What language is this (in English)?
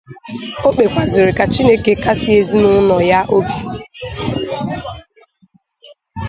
Igbo